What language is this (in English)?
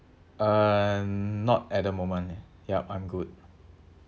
English